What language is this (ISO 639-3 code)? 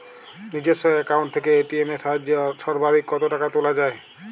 ben